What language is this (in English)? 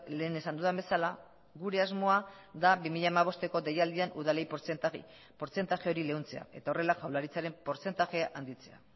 Basque